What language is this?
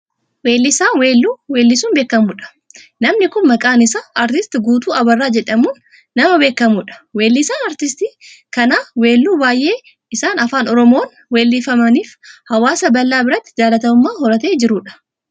Oromo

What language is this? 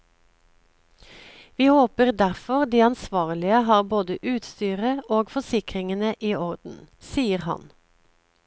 Norwegian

